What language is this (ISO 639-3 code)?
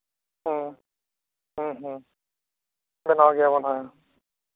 sat